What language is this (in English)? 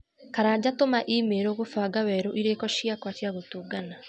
Kikuyu